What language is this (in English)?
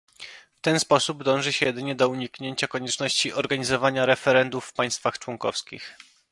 Polish